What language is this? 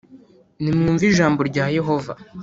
Kinyarwanda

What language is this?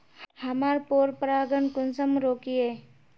Magahi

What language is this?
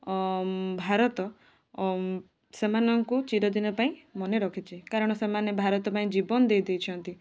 Odia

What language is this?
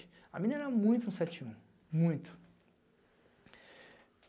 Portuguese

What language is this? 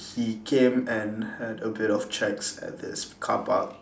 English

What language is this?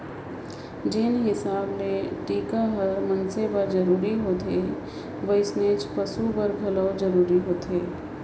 Chhattisgarhi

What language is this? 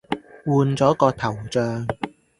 Cantonese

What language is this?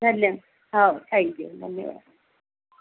Marathi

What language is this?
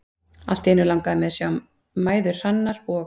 Icelandic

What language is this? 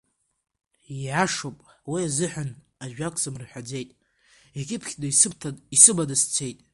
Abkhazian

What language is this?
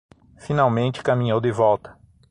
Portuguese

